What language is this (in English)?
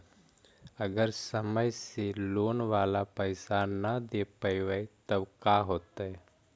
Magahi